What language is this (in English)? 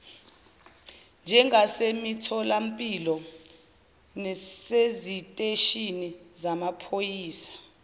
Zulu